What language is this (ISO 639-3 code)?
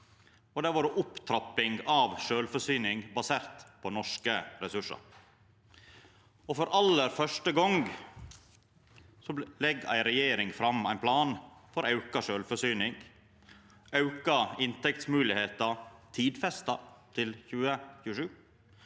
nor